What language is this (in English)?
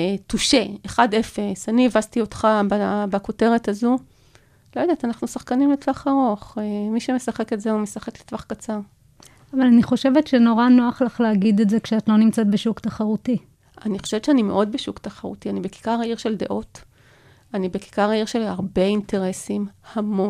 Hebrew